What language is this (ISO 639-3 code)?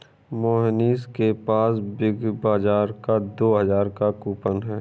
hin